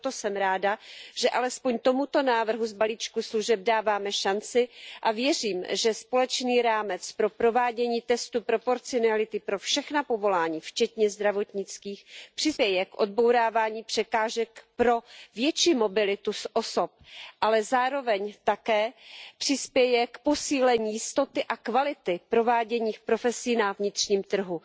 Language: Czech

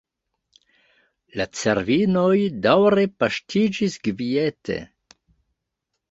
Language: Esperanto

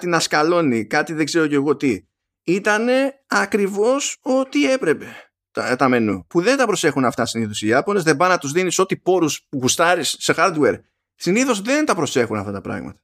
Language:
Greek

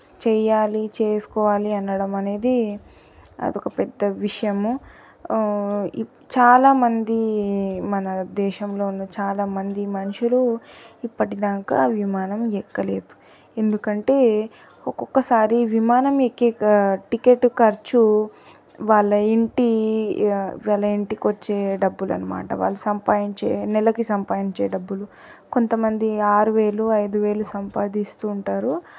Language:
Telugu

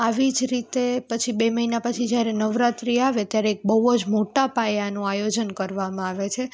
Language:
Gujarati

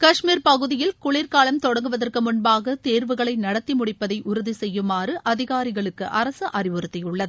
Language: Tamil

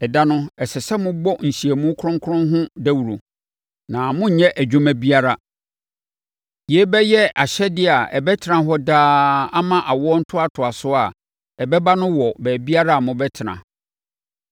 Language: Akan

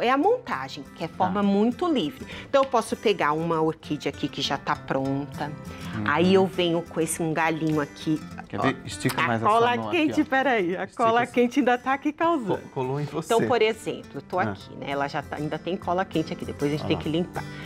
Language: Portuguese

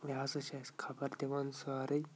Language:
Kashmiri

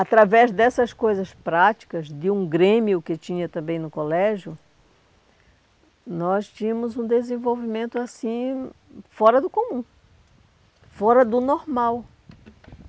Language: Portuguese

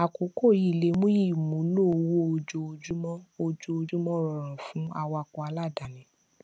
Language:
Yoruba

